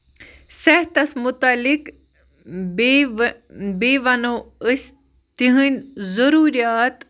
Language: Kashmiri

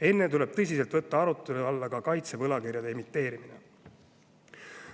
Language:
Estonian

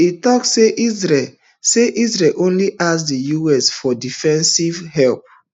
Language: Nigerian Pidgin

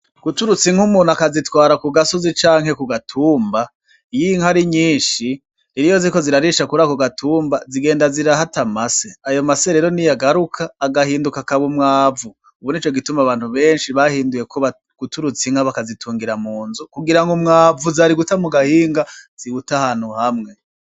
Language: Rundi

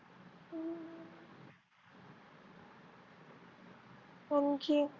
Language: Marathi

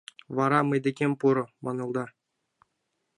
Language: Mari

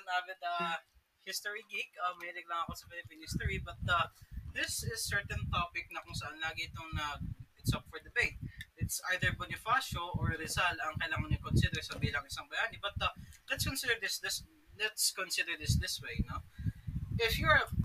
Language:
Filipino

